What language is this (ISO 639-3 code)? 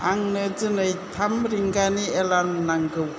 brx